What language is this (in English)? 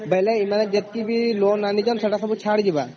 Odia